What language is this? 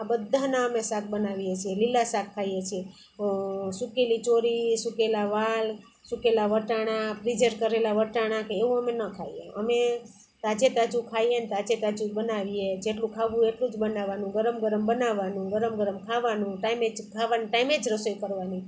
Gujarati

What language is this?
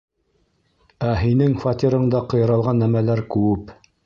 Bashkir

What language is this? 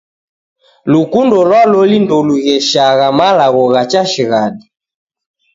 Taita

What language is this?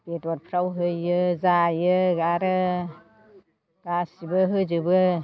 Bodo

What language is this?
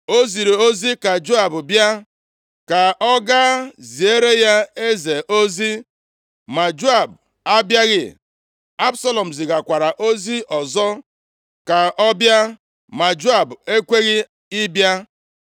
Igbo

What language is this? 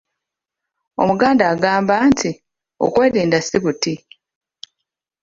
Ganda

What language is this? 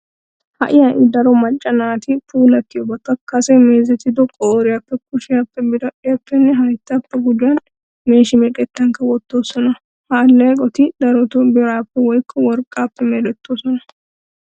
Wolaytta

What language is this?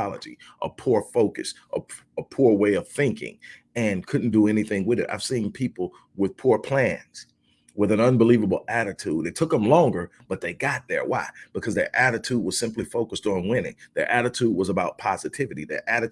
English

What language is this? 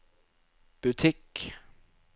Norwegian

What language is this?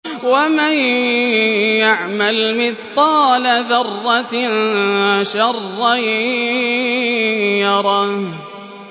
Arabic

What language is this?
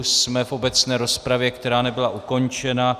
Czech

